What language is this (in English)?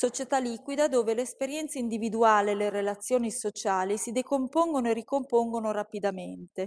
Italian